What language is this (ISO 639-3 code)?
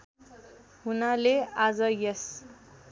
nep